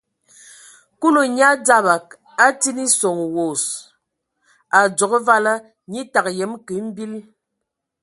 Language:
Ewondo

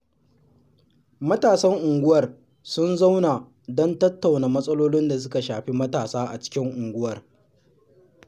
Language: Hausa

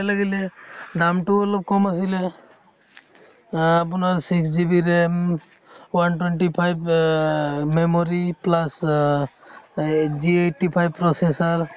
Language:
Assamese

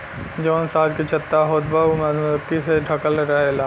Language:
Bhojpuri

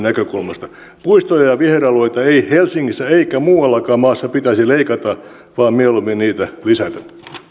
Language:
Finnish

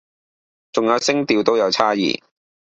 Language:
Cantonese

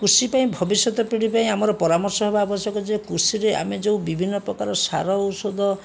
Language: Odia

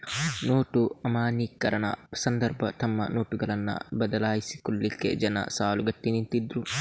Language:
Kannada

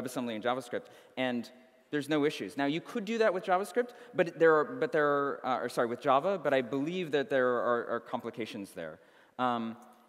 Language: English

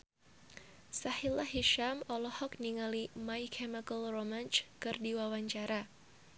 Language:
Sundanese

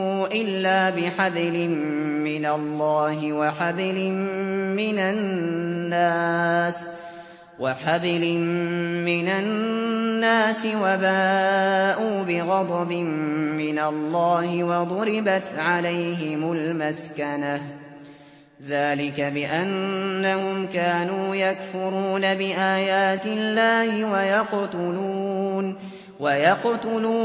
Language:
Arabic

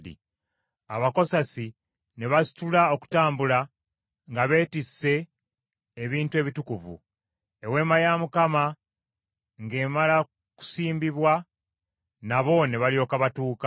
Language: Ganda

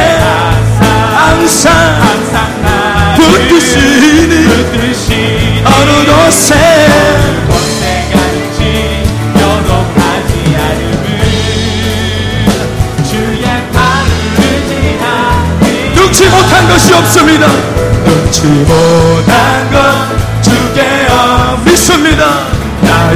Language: Korean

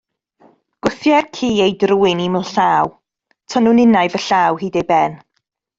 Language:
Welsh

